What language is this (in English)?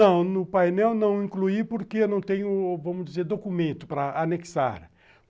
Portuguese